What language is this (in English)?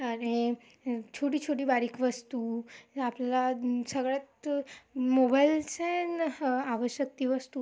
Marathi